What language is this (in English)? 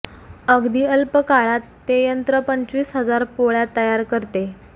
Marathi